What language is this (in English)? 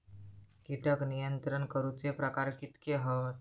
Marathi